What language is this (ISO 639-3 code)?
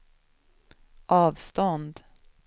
swe